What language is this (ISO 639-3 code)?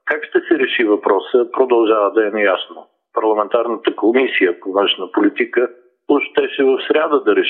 bul